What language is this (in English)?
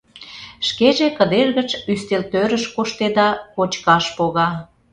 Mari